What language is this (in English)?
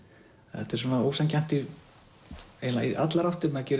Icelandic